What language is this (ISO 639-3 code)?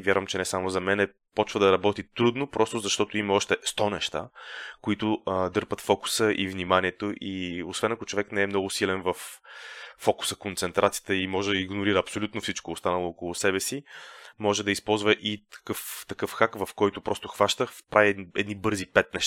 bul